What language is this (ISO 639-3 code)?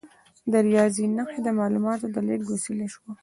pus